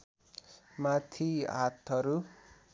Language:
Nepali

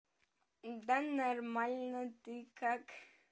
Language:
Russian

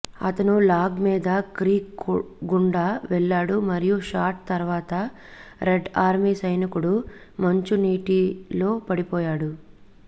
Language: Telugu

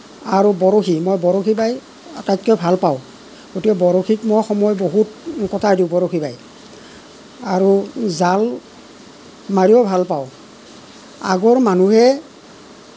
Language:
Assamese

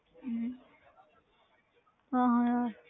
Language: Punjabi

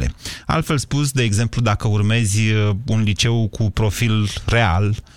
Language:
Romanian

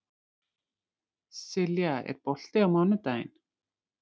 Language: Icelandic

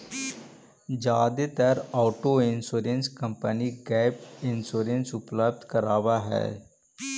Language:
Magahi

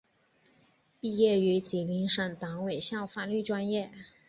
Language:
Chinese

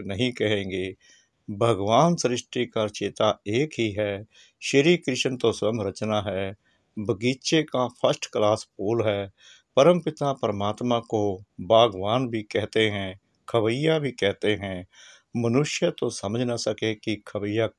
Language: Hindi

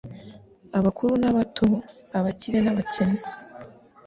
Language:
Kinyarwanda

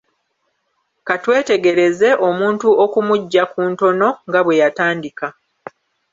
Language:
Ganda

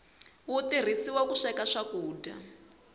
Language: Tsonga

